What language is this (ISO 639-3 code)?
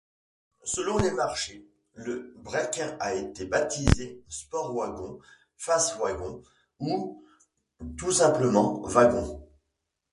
fra